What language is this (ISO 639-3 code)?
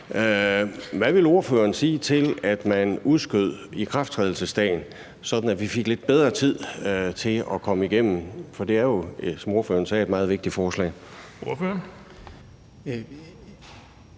dan